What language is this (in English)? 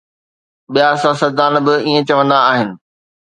Sindhi